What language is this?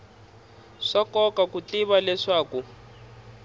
Tsonga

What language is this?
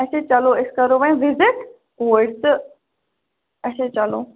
Kashmiri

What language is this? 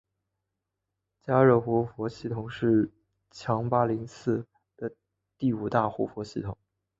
Chinese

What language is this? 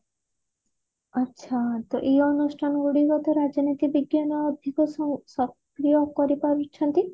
Odia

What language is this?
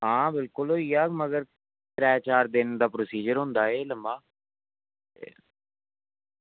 Dogri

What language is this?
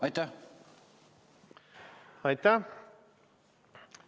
Estonian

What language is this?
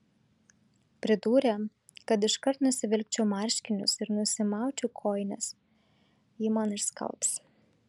Lithuanian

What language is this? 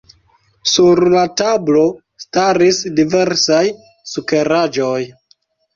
Esperanto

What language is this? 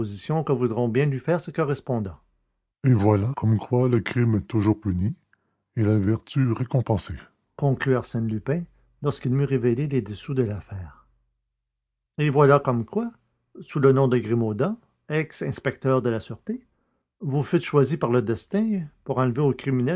French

